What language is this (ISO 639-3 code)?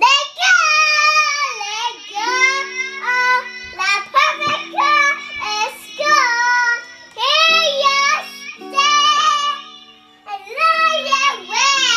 eng